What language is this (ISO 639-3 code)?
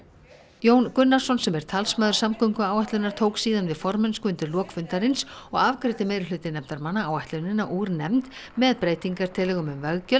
isl